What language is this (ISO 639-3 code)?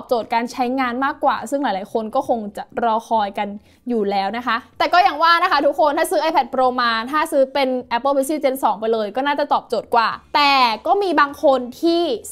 tha